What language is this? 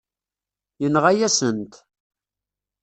Kabyle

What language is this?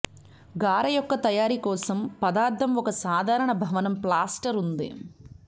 Telugu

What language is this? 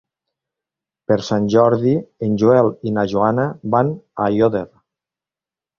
Catalan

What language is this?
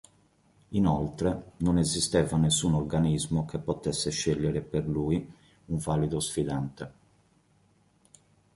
Italian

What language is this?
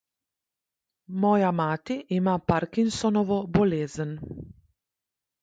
Slovenian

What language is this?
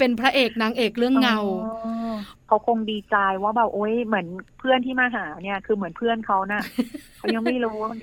Thai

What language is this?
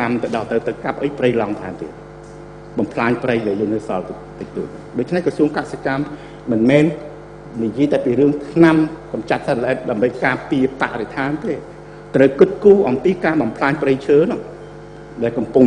Thai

